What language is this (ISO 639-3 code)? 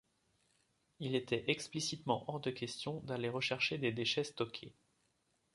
fra